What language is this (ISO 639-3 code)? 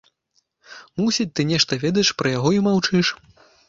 bel